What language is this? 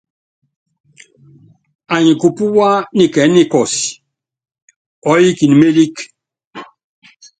Yangben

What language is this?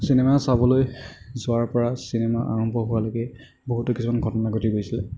Assamese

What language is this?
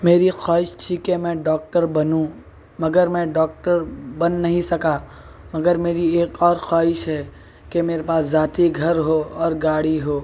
Urdu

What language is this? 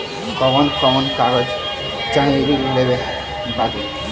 Bhojpuri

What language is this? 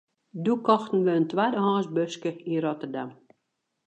Western Frisian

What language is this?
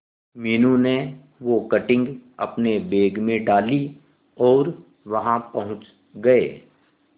Hindi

